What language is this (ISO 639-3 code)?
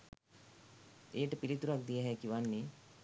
sin